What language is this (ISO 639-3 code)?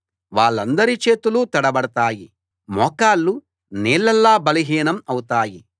tel